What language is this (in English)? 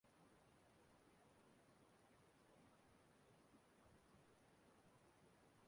Igbo